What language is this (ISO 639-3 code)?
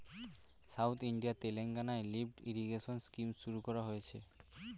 ben